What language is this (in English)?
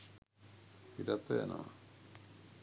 Sinhala